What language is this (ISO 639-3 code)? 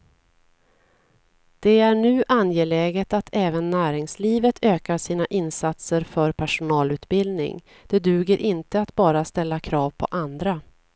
swe